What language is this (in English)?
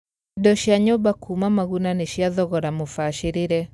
Kikuyu